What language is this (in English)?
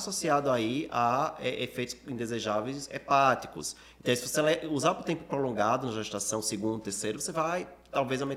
Portuguese